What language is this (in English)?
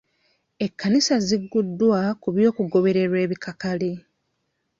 Ganda